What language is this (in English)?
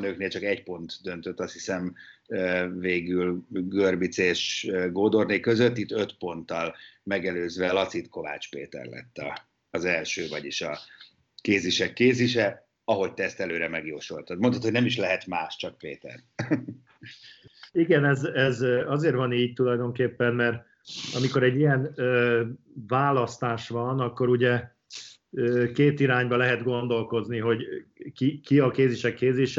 Hungarian